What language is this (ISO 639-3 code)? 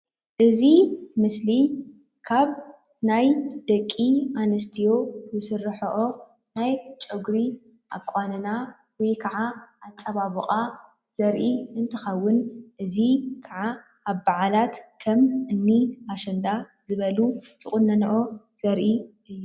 tir